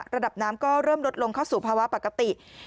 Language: Thai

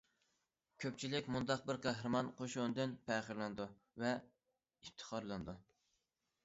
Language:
Uyghur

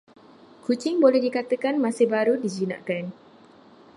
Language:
Malay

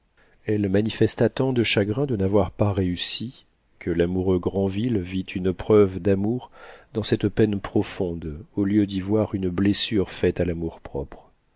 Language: French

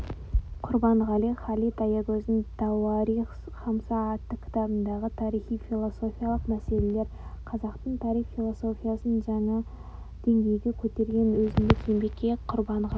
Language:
Kazakh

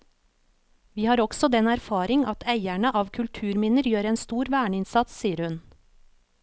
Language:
Norwegian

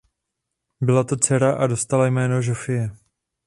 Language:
Czech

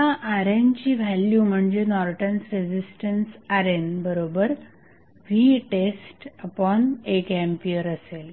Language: Marathi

